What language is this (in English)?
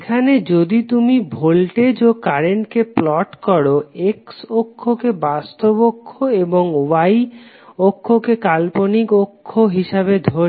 Bangla